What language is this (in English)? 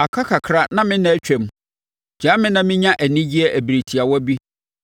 Akan